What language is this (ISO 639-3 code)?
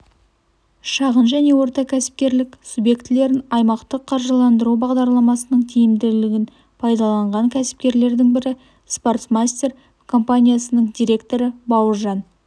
kaz